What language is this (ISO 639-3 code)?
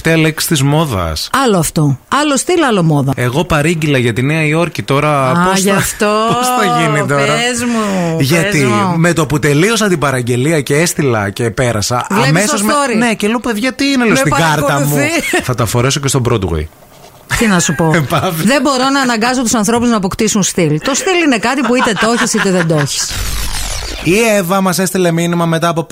ell